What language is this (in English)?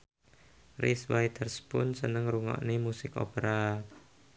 Javanese